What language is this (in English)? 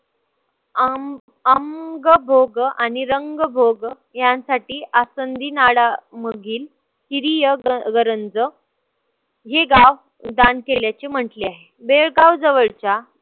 Marathi